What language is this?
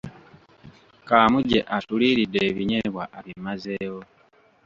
Ganda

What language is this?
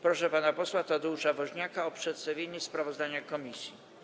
Polish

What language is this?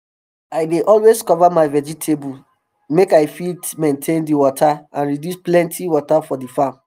Nigerian Pidgin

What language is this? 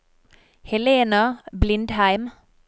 Norwegian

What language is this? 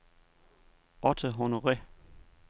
Danish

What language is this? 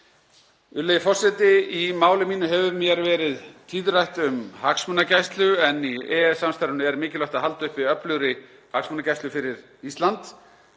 Icelandic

